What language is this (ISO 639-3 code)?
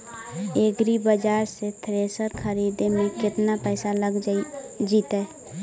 mag